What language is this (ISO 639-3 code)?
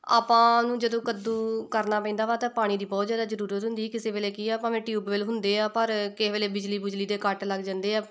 pan